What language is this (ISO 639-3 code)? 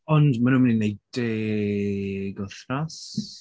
cym